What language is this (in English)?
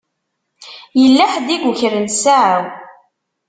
Kabyle